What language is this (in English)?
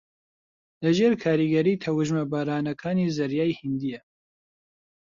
Central Kurdish